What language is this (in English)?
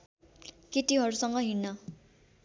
Nepali